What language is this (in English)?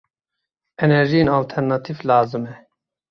Kurdish